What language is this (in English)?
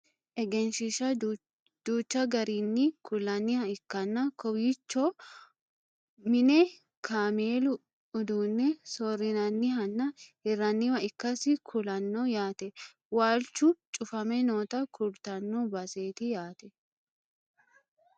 Sidamo